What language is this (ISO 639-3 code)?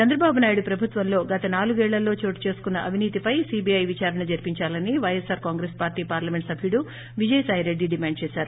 tel